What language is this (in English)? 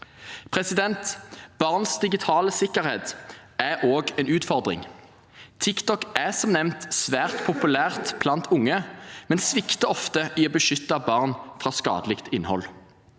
Norwegian